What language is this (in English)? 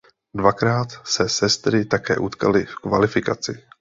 Czech